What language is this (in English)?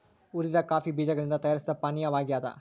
Kannada